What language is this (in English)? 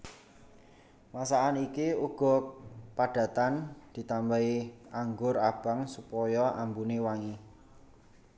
Javanese